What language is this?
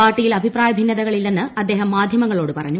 Malayalam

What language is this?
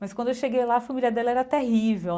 Portuguese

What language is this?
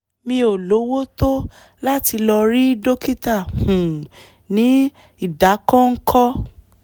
Yoruba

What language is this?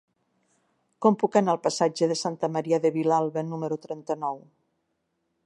Catalan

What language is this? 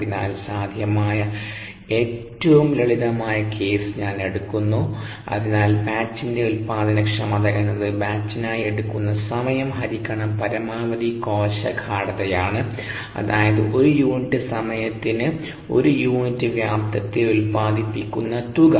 Malayalam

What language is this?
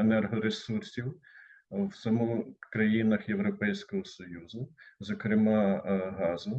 Ukrainian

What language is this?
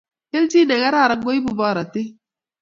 Kalenjin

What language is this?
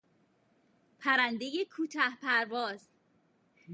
Persian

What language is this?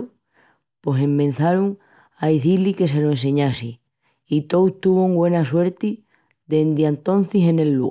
Extremaduran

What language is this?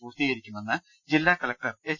Malayalam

